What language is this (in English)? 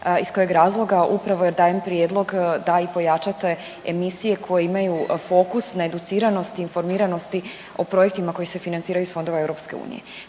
Croatian